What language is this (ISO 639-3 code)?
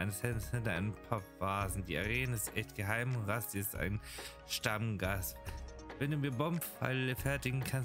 deu